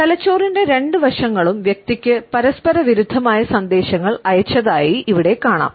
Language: Malayalam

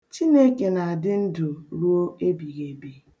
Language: Igbo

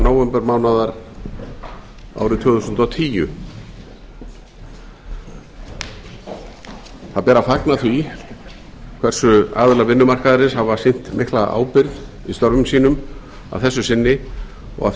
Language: Icelandic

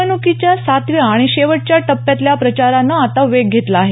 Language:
Marathi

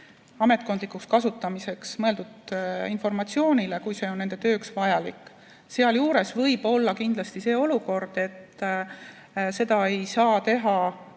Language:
Estonian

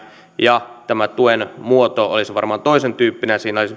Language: Finnish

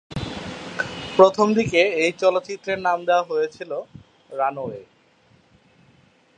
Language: Bangla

